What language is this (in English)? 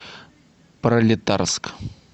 Russian